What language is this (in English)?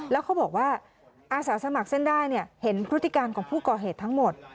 Thai